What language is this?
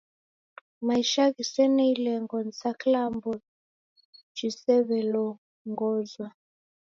Taita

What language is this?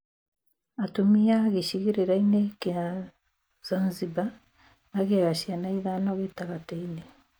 Kikuyu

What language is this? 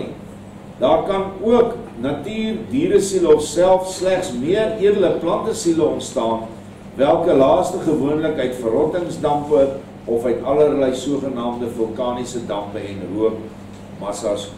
Dutch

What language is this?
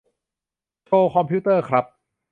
Thai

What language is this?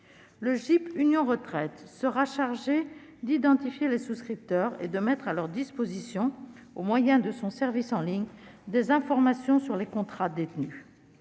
French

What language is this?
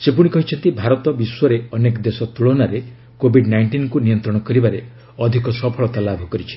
Odia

